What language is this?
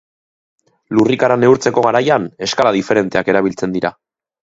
Basque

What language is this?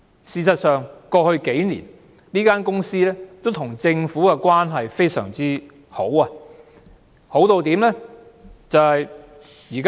Cantonese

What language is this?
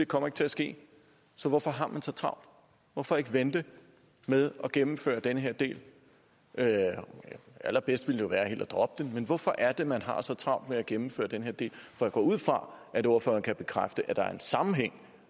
Danish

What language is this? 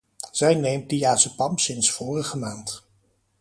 Dutch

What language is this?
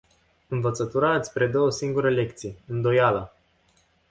Romanian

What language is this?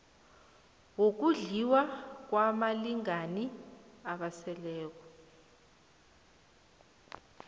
South Ndebele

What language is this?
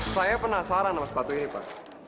Indonesian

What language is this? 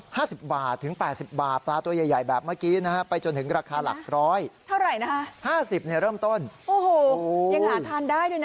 Thai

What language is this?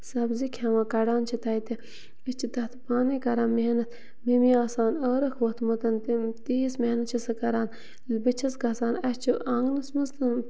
Kashmiri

